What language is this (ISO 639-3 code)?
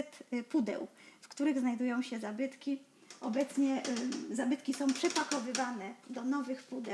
pol